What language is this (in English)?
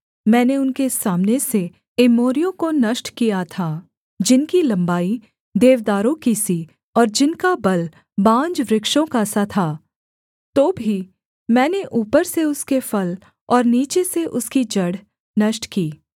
Hindi